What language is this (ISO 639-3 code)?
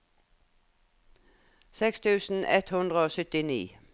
nor